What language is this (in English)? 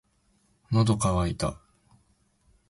Japanese